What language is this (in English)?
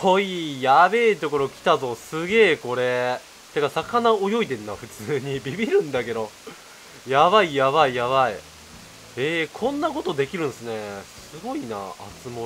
Japanese